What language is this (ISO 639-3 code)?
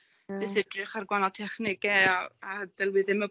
cym